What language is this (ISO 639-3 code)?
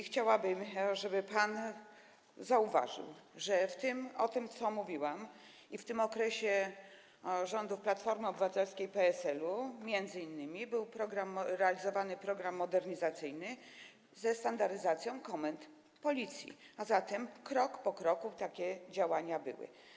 pol